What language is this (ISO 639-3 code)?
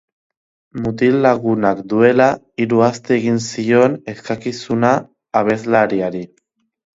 eus